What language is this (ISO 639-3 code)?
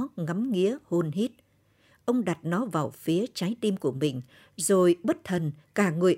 vie